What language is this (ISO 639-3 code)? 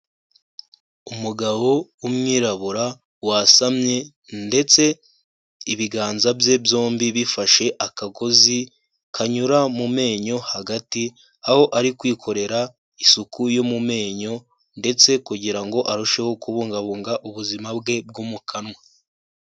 kin